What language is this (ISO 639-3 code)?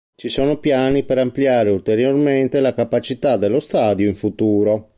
ita